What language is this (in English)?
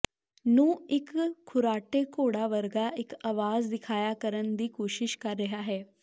Punjabi